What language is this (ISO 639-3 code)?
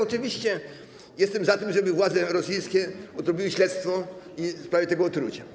pol